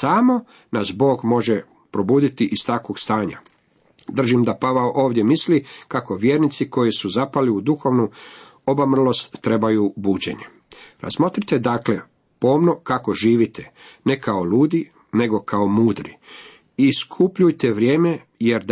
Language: Croatian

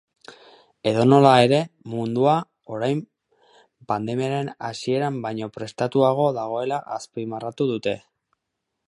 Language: Basque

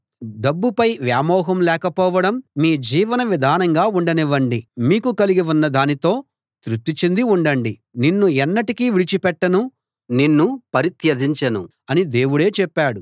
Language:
Telugu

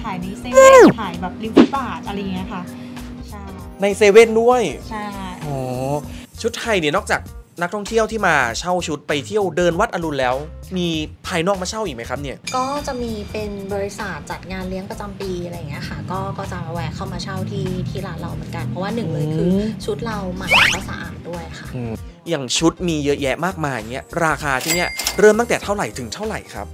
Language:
Thai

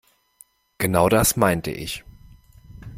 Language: German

